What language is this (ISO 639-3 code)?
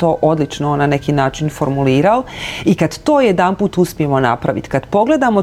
hrv